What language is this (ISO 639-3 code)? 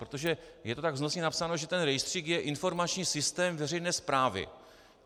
ces